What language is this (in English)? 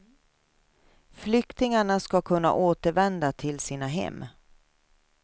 Swedish